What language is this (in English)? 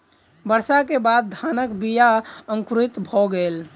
Maithili